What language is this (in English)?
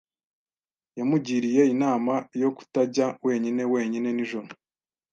Kinyarwanda